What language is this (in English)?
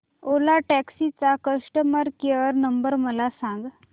Marathi